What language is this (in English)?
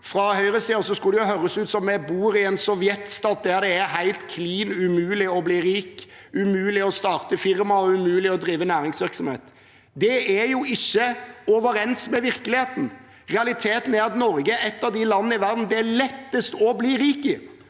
Norwegian